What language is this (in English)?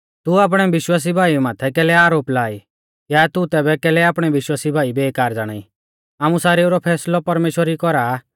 Mahasu Pahari